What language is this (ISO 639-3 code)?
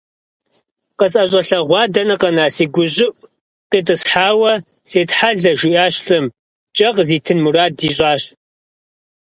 kbd